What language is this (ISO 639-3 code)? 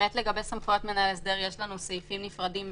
heb